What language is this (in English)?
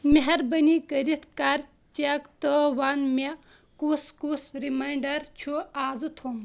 Kashmiri